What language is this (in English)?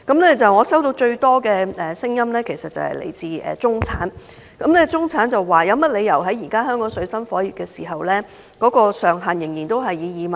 Cantonese